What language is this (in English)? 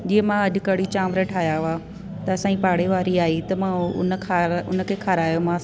Sindhi